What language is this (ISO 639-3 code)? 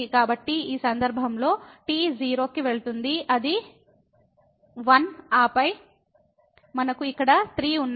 tel